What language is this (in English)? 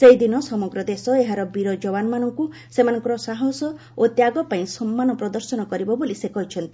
Odia